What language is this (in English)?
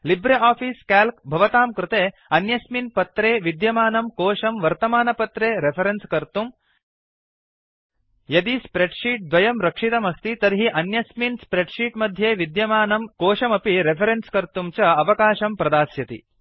Sanskrit